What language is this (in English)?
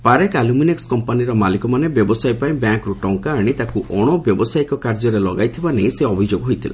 Odia